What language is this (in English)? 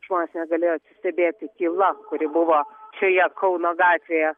Lithuanian